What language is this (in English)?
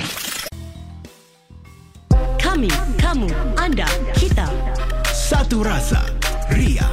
Malay